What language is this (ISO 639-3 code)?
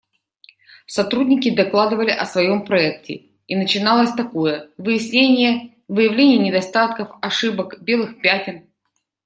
rus